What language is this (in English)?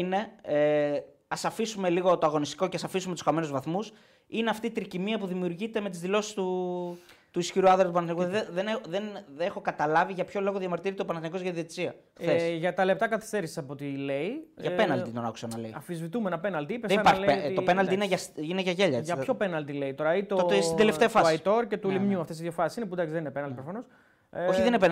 Greek